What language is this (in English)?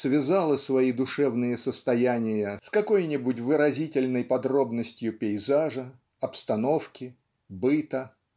Russian